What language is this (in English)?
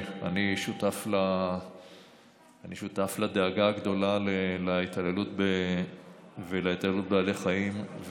Hebrew